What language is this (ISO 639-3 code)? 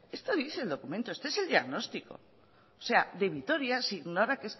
spa